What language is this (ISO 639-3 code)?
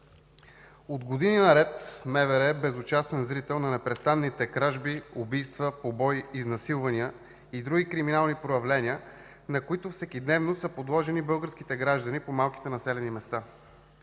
bul